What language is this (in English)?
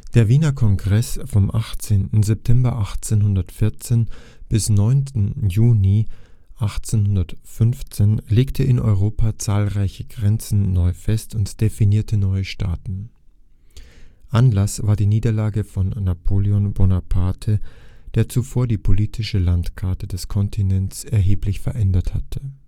German